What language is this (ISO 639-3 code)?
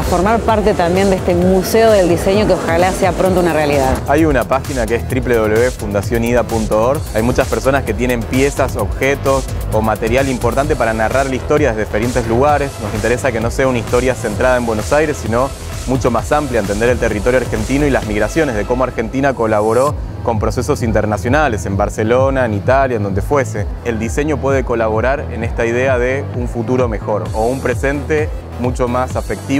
spa